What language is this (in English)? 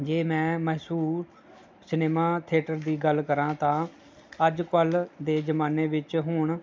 Punjabi